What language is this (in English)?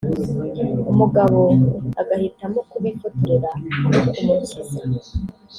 Kinyarwanda